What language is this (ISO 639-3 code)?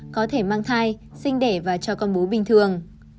vie